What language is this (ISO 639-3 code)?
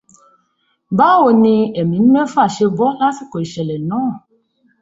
yor